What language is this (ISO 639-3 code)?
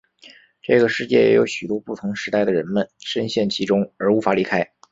zho